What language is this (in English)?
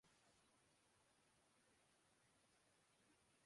Urdu